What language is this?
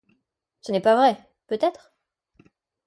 French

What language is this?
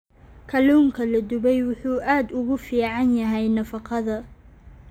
Somali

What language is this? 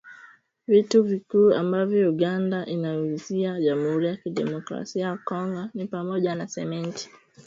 Swahili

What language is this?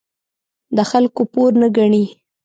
Pashto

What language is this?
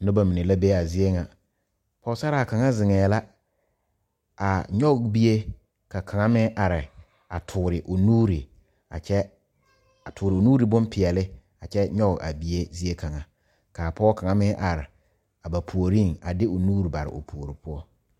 Southern Dagaare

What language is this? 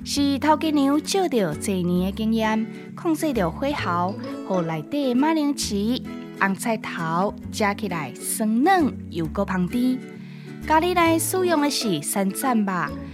Chinese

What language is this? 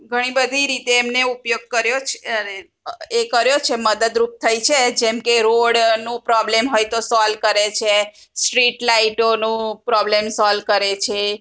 Gujarati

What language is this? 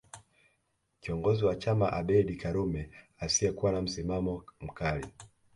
Swahili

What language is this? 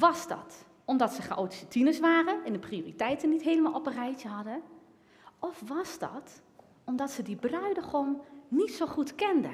Dutch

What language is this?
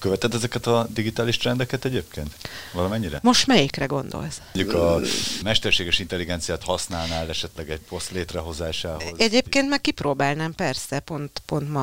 Hungarian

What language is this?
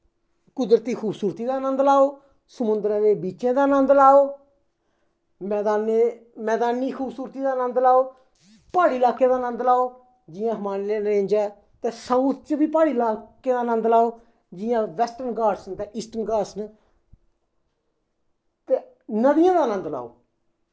Dogri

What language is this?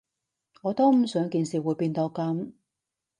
Cantonese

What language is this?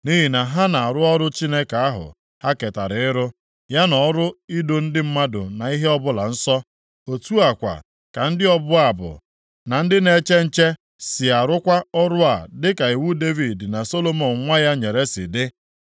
Igbo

